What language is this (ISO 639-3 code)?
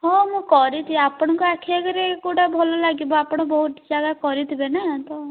ori